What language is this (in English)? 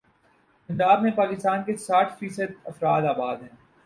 Urdu